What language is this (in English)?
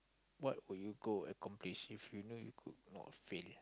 English